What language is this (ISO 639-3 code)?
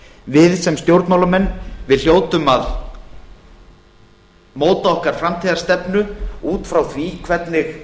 isl